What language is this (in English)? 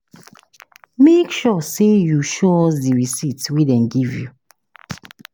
Nigerian Pidgin